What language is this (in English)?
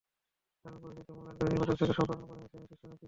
Bangla